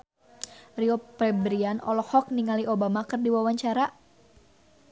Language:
Sundanese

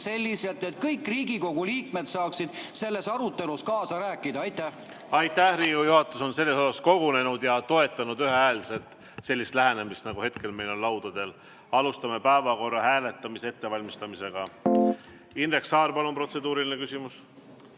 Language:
Estonian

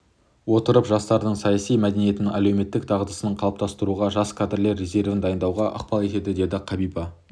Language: Kazakh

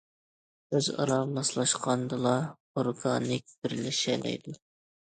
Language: Uyghur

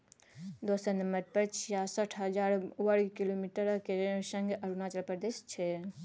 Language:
Maithili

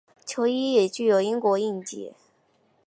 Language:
Chinese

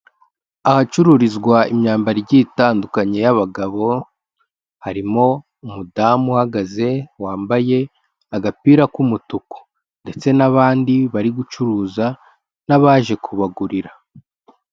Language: Kinyarwanda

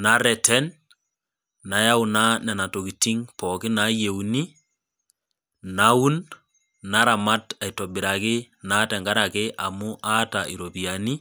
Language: Masai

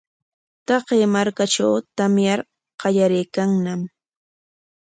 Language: Corongo Ancash Quechua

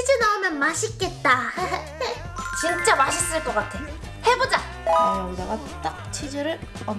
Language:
Korean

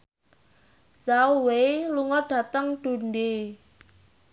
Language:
Javanese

